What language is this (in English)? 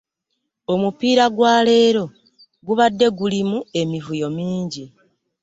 Ganda